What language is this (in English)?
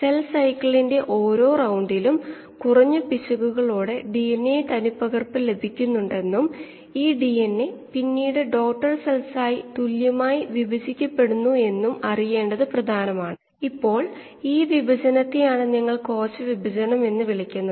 Malayalam